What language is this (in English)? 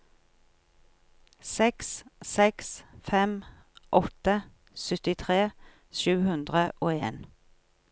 Norwegian